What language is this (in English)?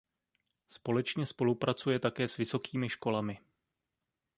Czech